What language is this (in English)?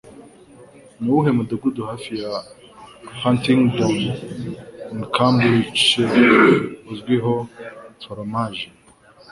Kinyarwanda